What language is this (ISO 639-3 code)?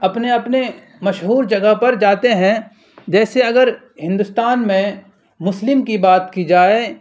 urd